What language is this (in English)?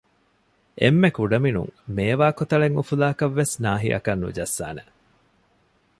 Divehi